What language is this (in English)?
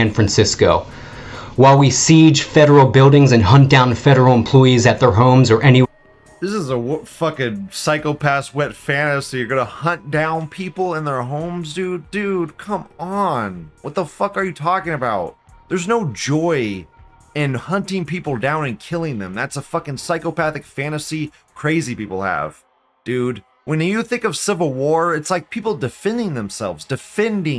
English